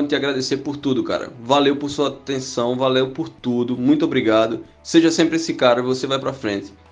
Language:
Portuguese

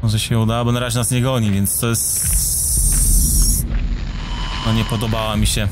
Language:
Polish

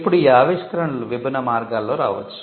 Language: Telugu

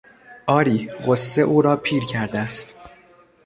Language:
Persian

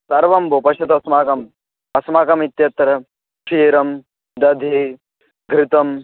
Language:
Sanskrit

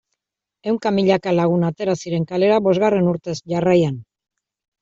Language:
Basque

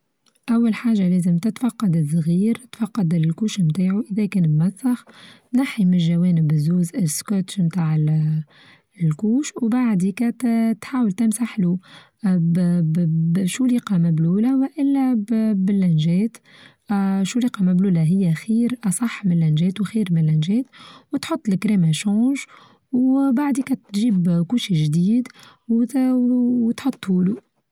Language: Tunisian Arabic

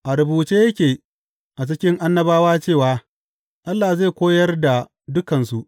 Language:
Hausa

